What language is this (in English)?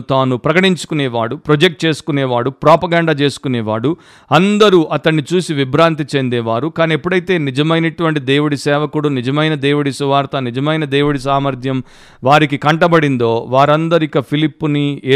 Telugu